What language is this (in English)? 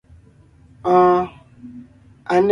Ngiemboon